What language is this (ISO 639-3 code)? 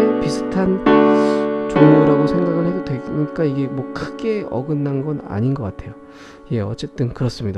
kor